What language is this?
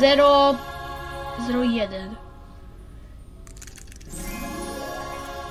Polish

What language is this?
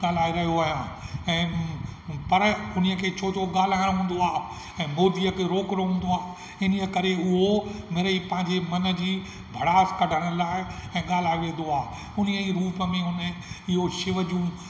Sindhi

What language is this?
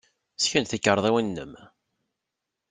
Kabyle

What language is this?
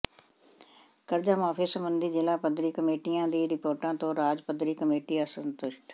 Punjabi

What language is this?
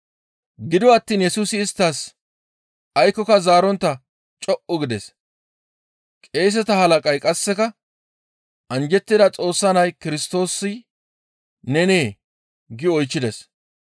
Gamo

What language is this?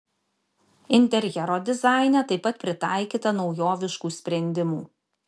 Lithuanian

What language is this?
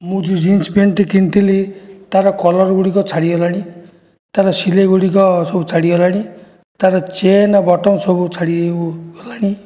Odia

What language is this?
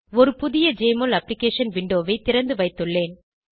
Tamil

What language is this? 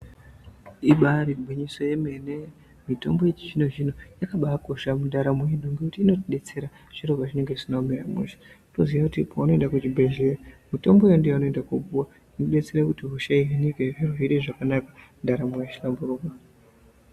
Ndau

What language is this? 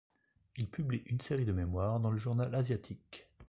French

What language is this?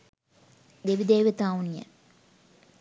Sinhala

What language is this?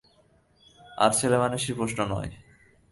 Bangla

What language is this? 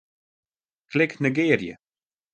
Western Frisian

